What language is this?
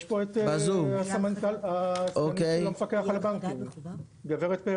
Hebrew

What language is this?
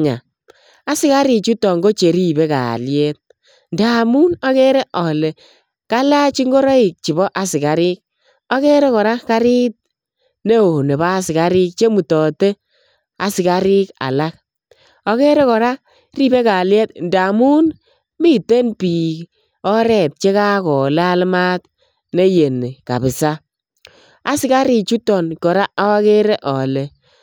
Kalenjin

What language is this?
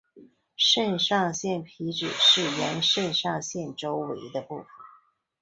Chinese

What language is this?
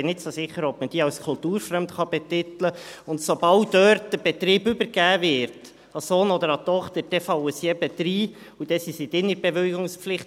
Swiss German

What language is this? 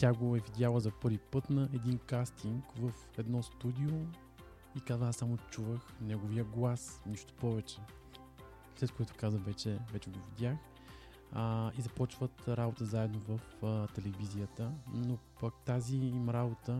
Bulgarian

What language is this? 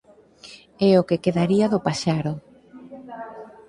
Galician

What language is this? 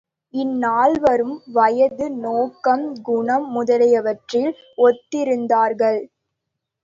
Tamil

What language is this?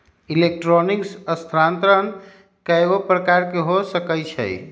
Magahi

